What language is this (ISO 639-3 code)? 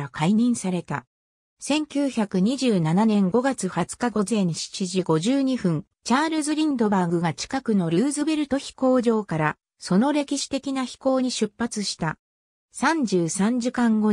jpn